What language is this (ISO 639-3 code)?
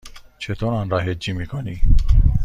fas